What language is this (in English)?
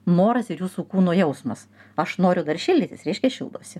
Lithuanian